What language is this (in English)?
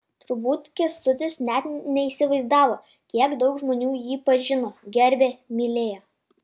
Lithuanian